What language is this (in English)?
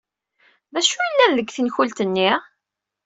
Kabyle